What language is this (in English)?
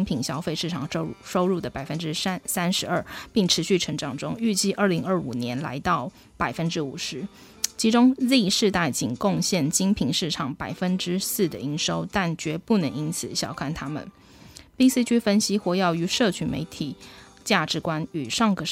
Chinese